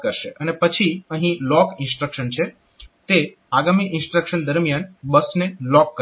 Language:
Gujarati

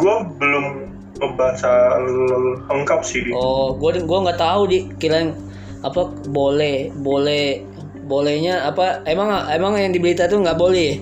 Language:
Indonesian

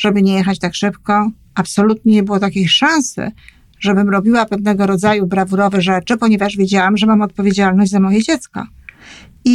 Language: Polish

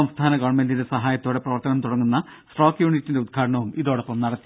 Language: Malayalam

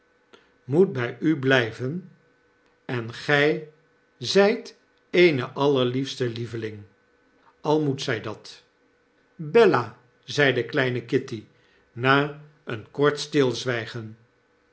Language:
Dutch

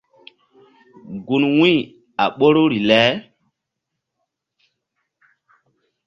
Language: Mbum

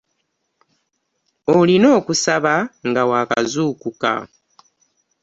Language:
Ganda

